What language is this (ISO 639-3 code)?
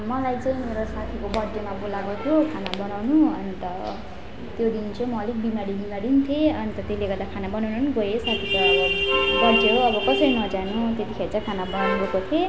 nep